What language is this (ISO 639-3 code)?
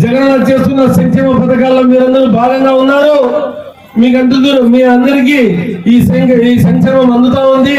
tel